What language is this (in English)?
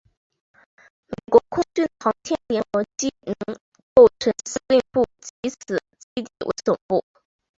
Chinese